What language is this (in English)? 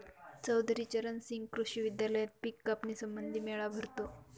Marathi